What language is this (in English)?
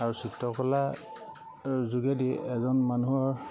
Assamese